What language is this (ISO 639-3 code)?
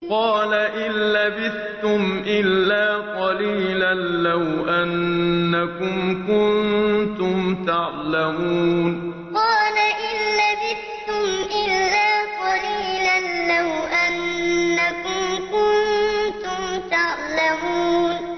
ara